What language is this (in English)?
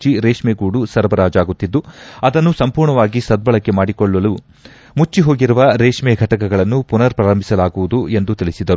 Kannada